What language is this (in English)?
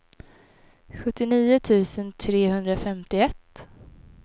Swedish